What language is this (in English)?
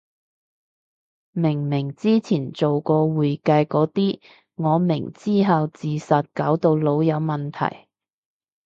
Cantonese